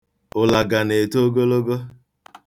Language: Igbo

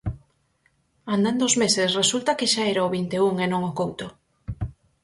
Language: Galician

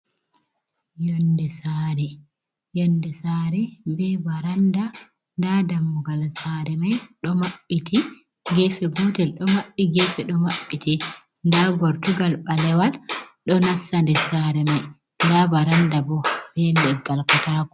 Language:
Fula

